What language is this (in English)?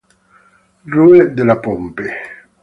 Italian